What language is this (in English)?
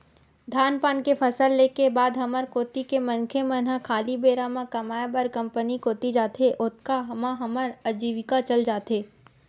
Chhattisgarhi